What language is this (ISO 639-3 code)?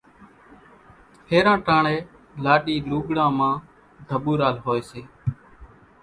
gjk